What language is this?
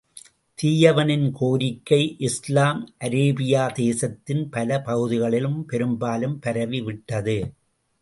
Tamil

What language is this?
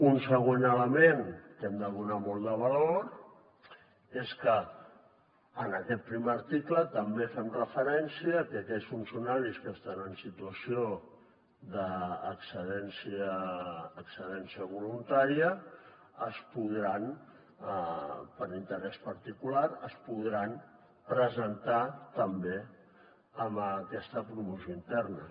Catalan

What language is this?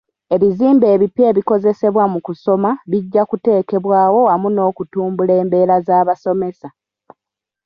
Ganda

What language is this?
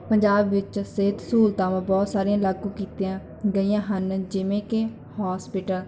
Punjabi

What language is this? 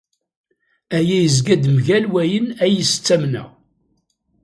Kabyle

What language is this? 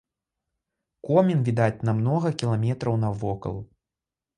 Belarusian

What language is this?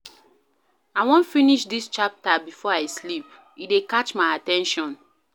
Nigerian Pidgin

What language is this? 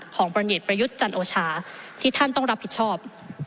Thai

